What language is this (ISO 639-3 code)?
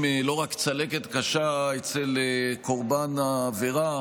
heb